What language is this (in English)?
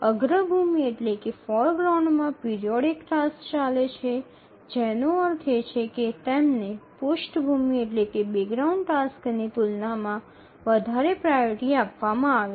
Gujarati